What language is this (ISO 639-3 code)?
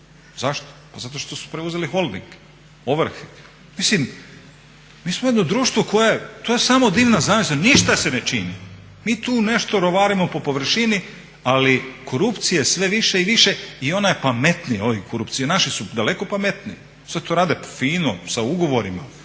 hrv